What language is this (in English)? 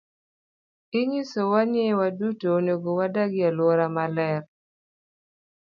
Luo (Kenya and Tanzania)